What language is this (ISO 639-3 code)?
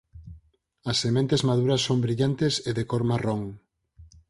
glg